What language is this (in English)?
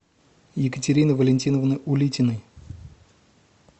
Russian